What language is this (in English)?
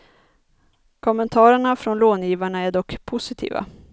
Swedish